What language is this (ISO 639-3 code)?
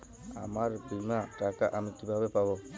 ben